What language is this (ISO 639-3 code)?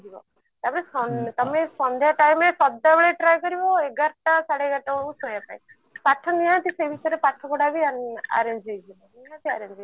ori